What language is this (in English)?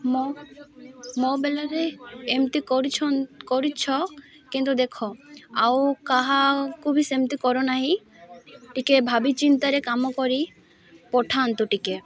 Odia